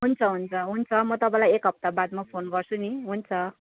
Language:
Nepali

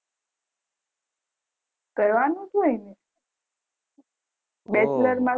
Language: Gujarati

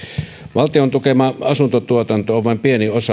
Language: Finnish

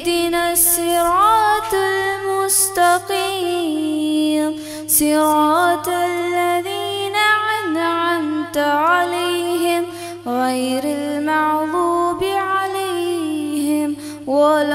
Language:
Arabic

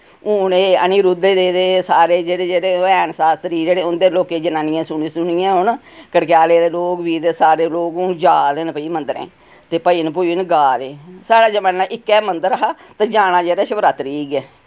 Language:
Dogri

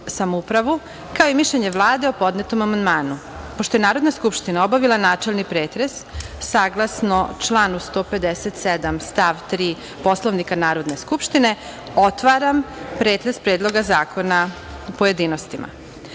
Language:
Serbian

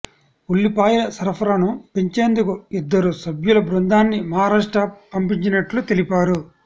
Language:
Telugu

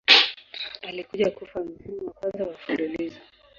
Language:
Swahili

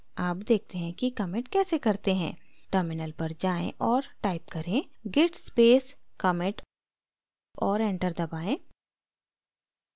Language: Hindi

